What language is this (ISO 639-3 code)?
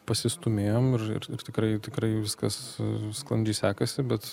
lit